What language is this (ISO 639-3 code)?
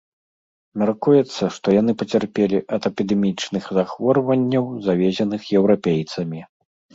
bel